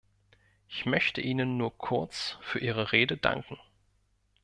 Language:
German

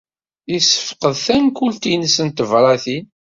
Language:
Kabyle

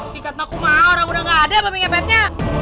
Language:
Indonesian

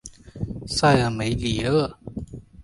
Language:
Chinese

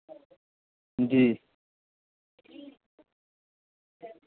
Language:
Hindi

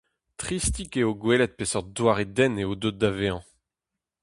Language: Breton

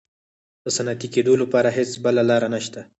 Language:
Pashto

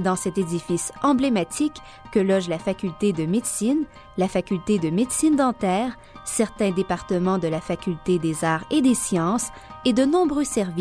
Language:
French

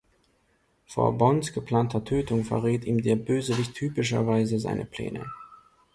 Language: German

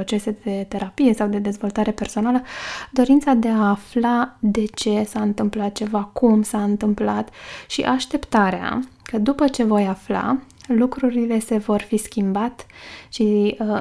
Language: Romanian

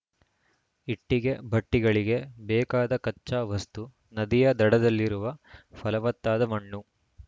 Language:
Kannada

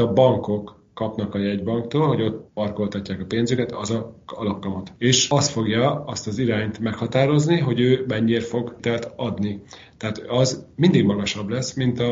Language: Hungarian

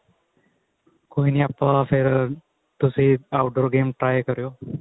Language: Punjabi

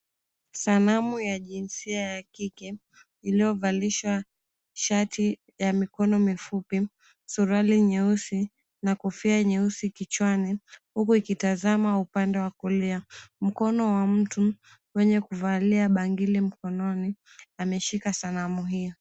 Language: Swahili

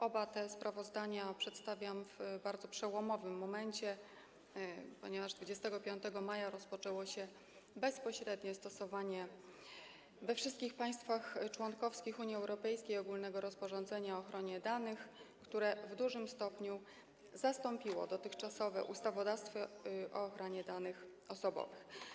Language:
Polish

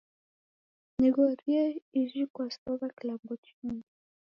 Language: Taita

